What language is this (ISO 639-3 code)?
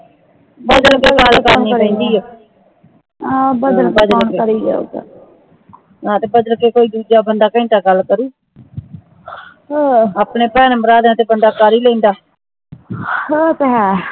pan